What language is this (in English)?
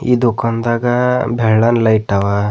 Kannada